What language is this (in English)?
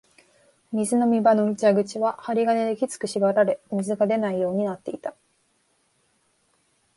Japanese